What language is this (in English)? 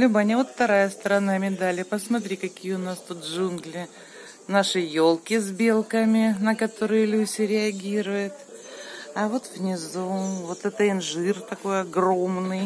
Russian